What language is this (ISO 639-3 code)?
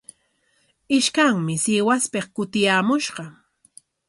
qwa